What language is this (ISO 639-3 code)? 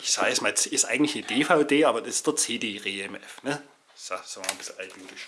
deu